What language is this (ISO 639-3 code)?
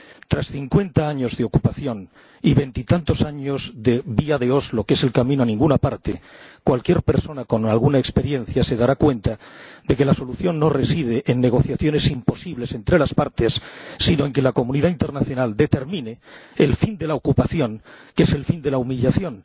spa